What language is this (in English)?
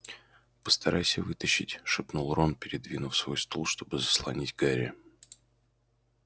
Russian